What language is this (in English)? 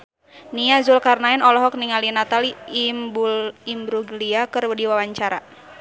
Sundanese